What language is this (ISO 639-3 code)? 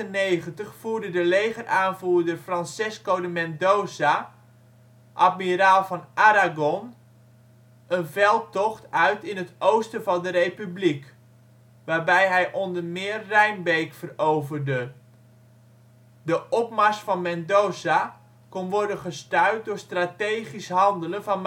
nld